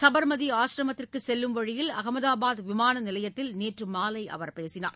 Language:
Tamil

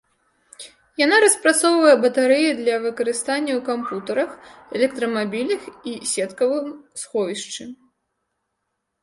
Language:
Belarusian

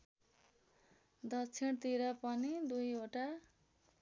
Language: Nepali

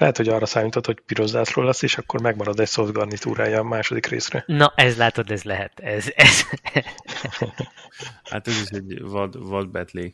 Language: Hungarian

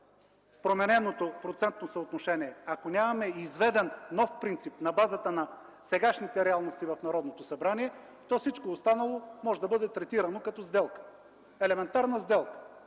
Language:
Bulgarian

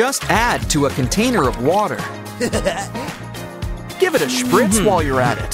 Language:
English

